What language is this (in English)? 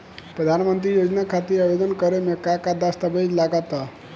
Bhojpuri